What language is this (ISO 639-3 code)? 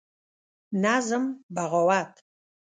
pus